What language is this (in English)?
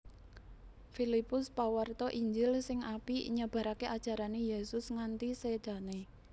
Javanese